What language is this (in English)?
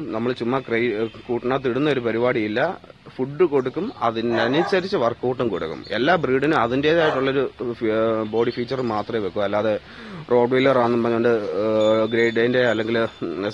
Indonesian